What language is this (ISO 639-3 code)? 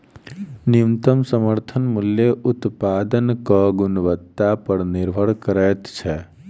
mai